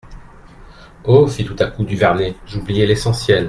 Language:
French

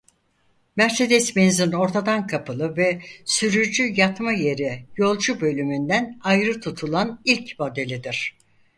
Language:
Turkish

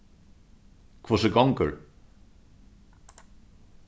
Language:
Faroese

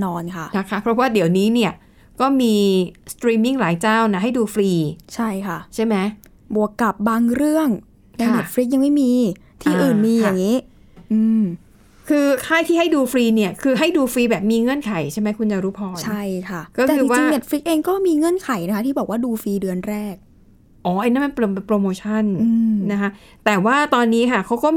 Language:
Thai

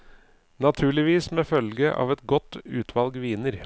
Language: Norwegian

